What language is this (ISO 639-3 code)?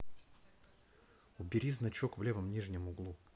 rus